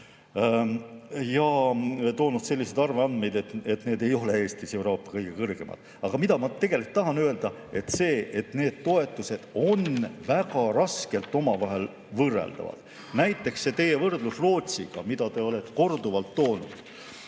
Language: Estonian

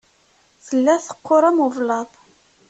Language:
Kabyle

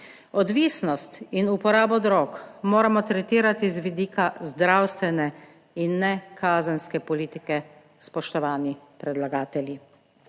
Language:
Slovenian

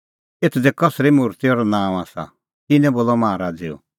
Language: Kullu Pahari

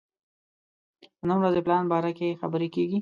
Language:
Pashto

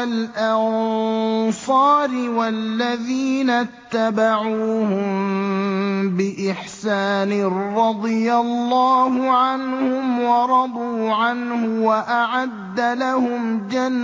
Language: Arabic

